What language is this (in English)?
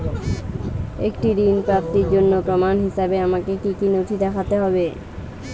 Bangla